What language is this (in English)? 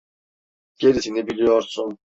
Turkish